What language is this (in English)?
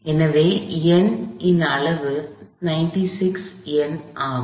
Tamil